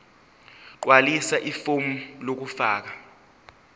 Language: Zulu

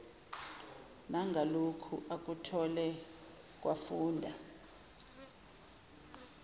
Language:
Zulu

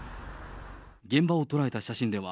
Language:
Japanese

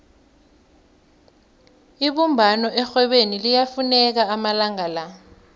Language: South Ndebele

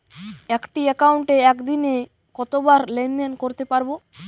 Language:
Bangla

